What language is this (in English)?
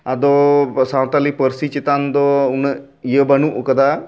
Santali